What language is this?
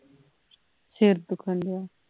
Punjabi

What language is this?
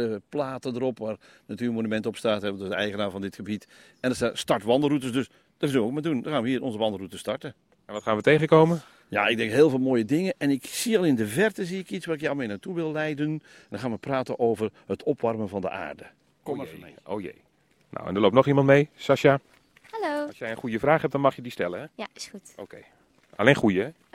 Dutch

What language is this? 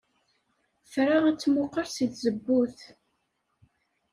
Kabyle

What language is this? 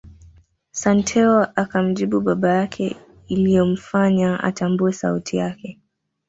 Swahili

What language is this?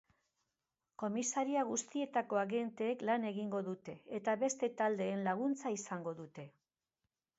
Basque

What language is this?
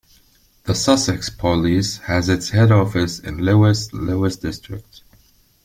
English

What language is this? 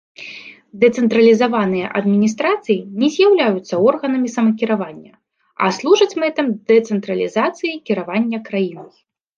Belarusian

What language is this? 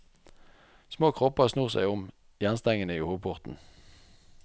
Norwegian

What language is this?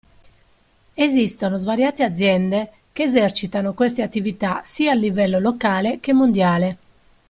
Italian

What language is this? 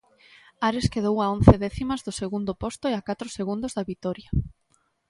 Galician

